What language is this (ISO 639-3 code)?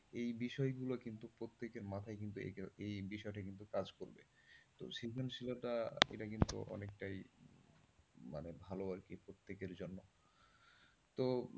ben